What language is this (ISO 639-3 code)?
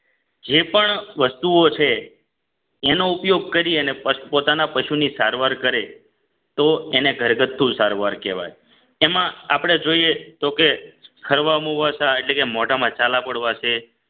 guj